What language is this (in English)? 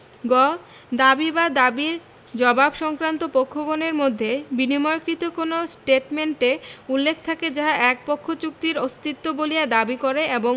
Bangla